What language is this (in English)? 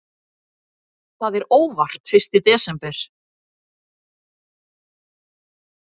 Icelandic